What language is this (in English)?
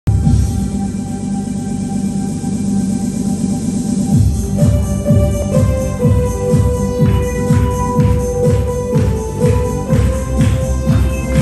Romanian